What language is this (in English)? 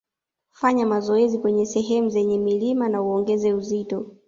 Swahili